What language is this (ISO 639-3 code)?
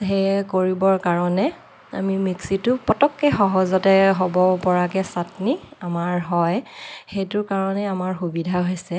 asm